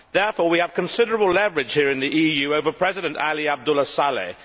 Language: English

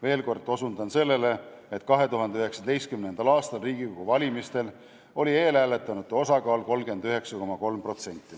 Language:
Estonian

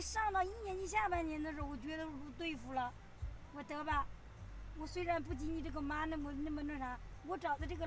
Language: Chinese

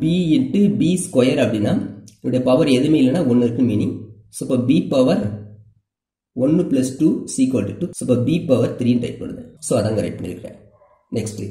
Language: Romanian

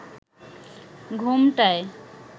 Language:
Bangla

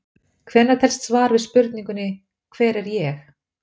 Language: Icelandic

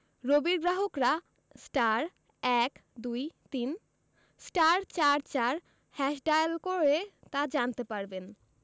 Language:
Bangla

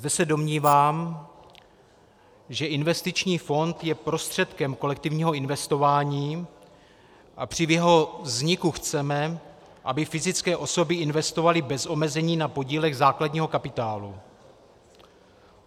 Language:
Czech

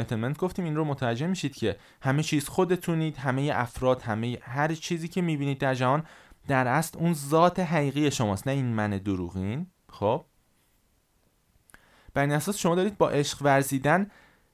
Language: Persian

